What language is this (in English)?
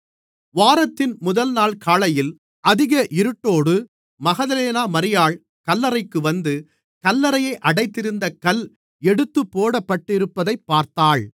Tamil